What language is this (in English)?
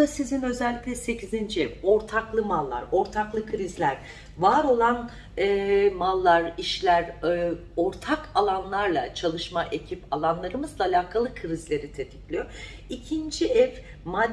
Turkish